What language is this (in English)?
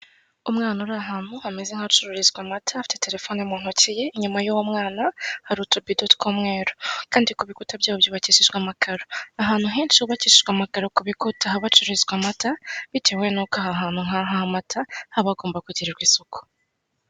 Kinyarwanda